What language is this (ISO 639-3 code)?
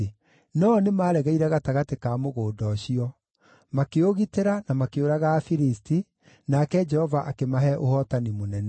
kik